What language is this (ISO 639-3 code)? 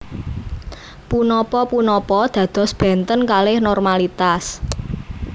jav